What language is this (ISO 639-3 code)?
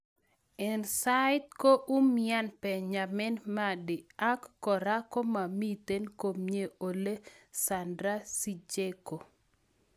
kln